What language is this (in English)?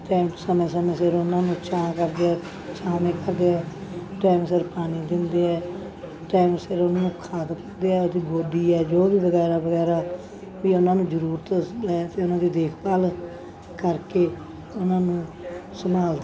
Punjabi